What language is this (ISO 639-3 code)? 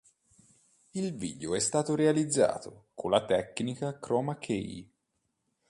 ita